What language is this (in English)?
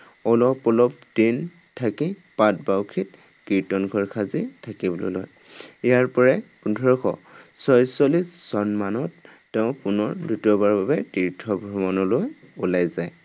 Assamese